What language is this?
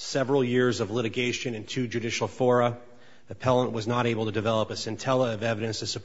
English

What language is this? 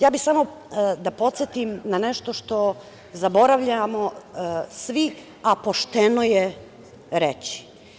Serbian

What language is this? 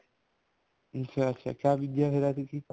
Punjabi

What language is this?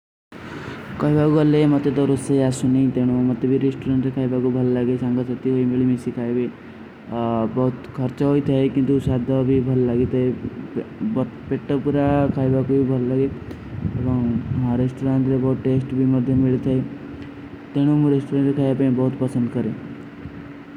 Kui (India)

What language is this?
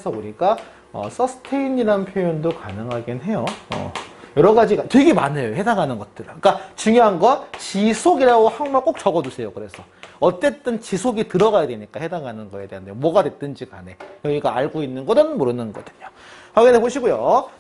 Korean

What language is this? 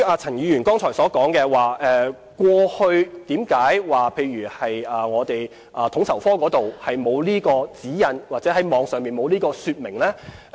Cantonese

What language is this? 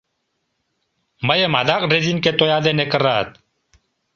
Mari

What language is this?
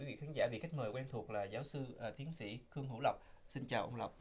Vietnamese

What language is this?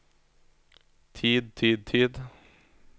Norwegian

